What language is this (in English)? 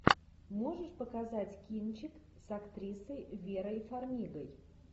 Russian